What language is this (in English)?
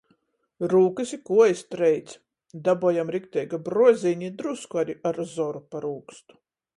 Latgalian